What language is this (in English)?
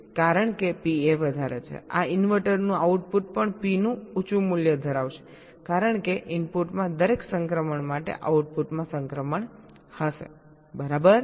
Gujarati